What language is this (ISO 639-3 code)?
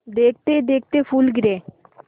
hin